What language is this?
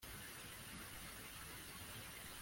Kinyarwanda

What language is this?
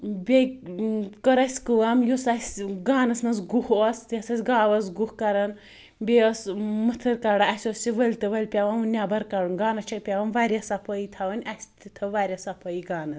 Kashmiri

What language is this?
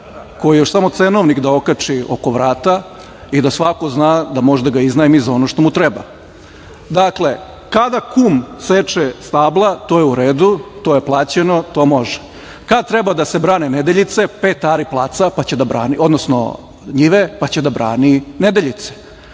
Serbian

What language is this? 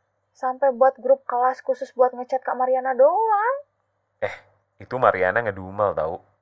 Indonesian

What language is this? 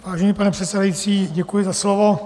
Czech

